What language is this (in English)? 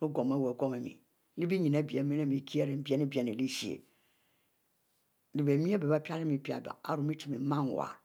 Mbe